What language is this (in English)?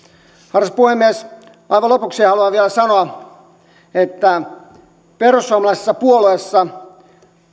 Finnish